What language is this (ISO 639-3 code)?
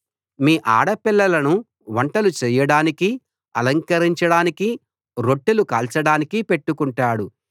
tel